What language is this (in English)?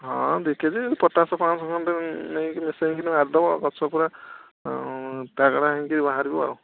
Odia